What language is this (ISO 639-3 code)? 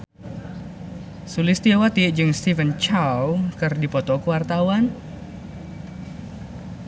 sun